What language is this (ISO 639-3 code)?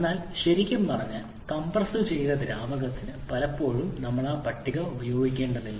mal